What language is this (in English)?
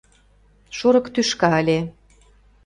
Mari